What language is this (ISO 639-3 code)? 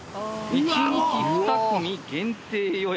jpn